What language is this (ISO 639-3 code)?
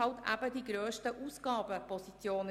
gsw